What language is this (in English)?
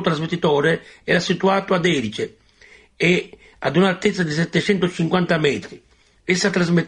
Italian